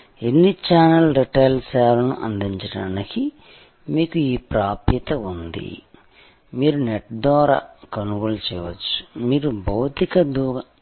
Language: Telugu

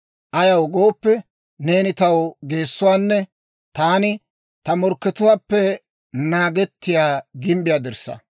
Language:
Dawro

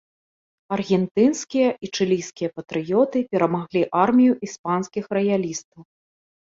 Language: Belarusian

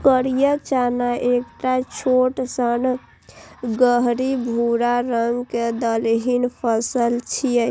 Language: Maithili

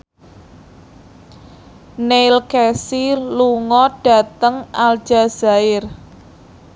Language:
Javanese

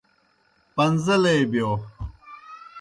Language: Kohistani Shina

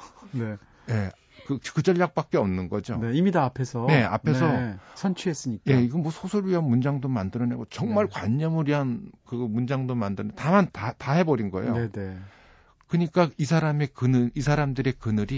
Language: Korean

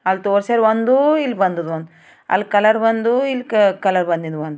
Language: Kannada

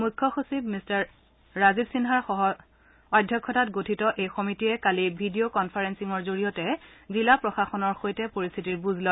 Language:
Assamese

